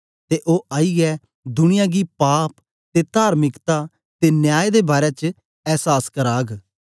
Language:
Dogri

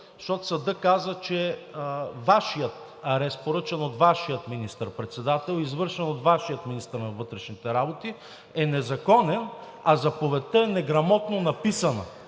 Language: Bulgarian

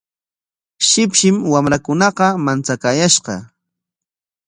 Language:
Corongo Ancash Quechua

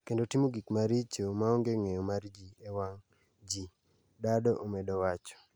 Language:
Luo (Kenya and Tanzania)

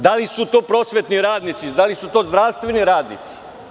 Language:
Serbian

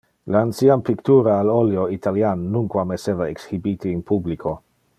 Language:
Interlingua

